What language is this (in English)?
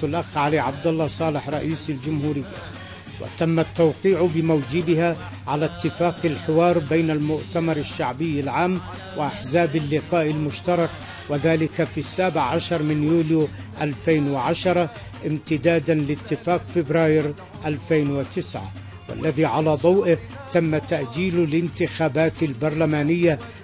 Arabic